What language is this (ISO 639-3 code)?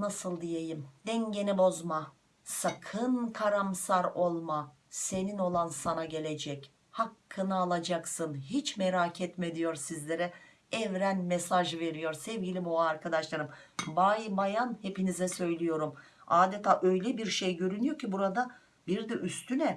tur